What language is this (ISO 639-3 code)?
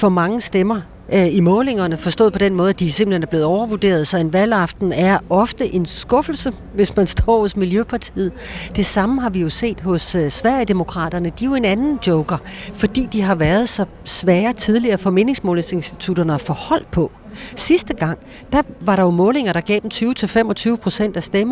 dan